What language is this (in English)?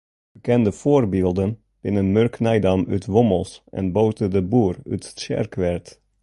Western Frisian